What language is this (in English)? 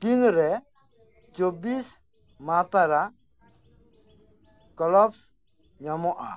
Santali